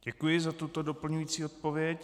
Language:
Czech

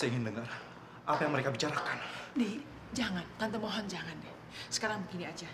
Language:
Indonesian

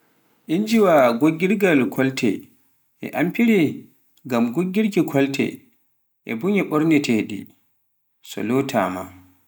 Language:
Pular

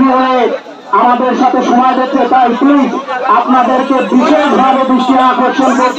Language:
Arabic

